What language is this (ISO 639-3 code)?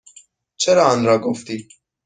fas